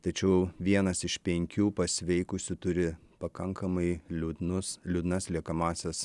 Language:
Lithuanian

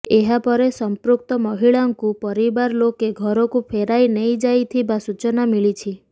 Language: Odia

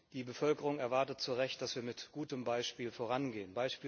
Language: German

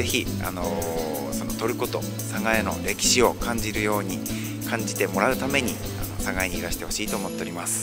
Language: Japanese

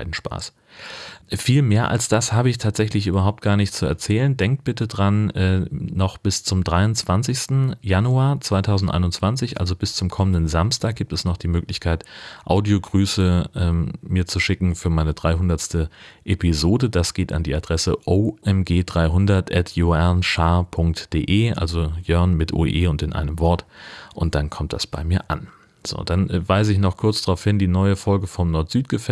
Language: German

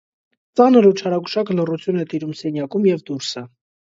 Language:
Armenian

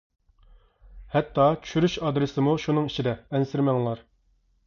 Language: Uyghur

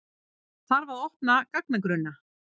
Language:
Icelandic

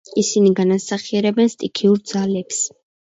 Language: Georgian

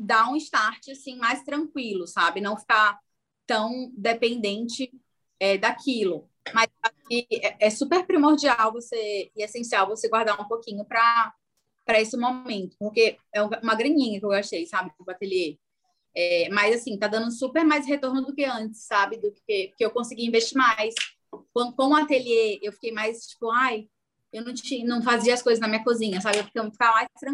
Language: Portuguese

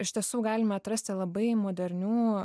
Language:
Lithuanian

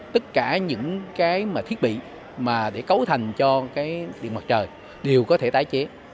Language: Vietnamese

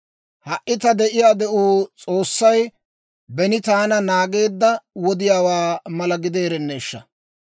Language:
Dawro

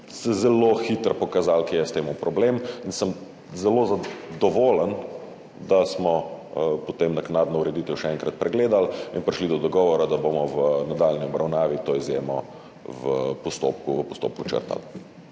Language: Slovenian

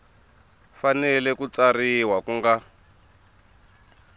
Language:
Tsonga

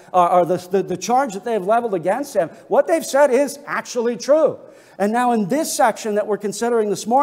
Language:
English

